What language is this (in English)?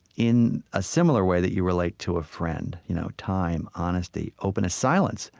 English